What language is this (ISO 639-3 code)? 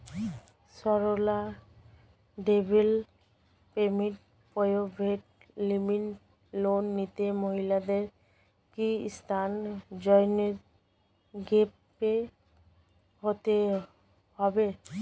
ben